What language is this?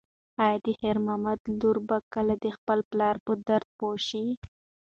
Pashto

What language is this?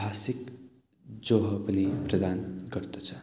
Nepali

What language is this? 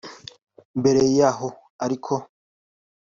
Kinyarwanda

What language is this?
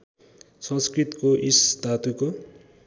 Nepali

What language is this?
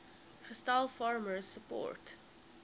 Afrikaans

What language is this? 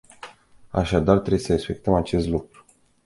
Romanian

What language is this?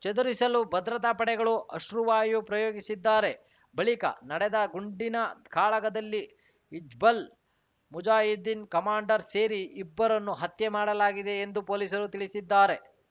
Kannada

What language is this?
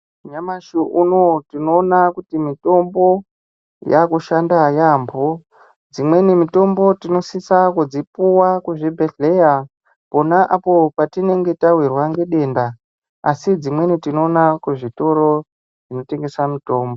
Ndau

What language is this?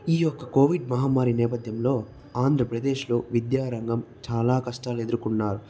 Telugu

